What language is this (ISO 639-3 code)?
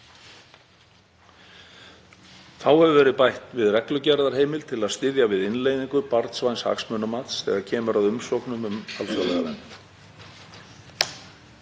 isl